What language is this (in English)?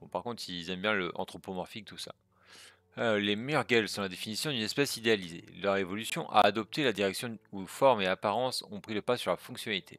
French